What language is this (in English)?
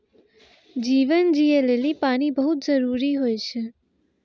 Maithili